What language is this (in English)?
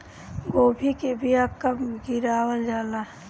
Bhojpuri